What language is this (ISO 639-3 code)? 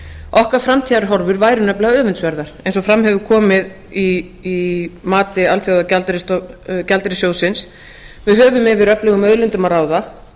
isl